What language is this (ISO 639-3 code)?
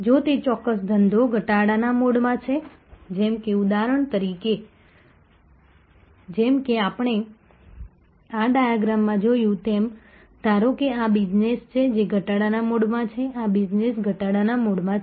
guj